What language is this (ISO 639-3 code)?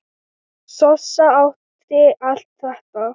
isl